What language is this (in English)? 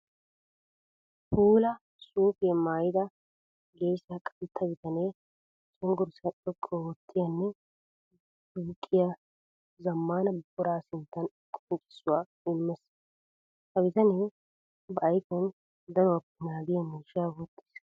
Wolaytta